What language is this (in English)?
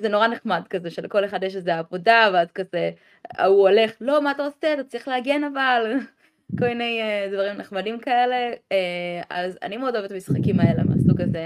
Hebrew